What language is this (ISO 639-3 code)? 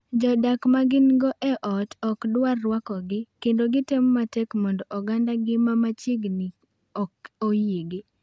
luo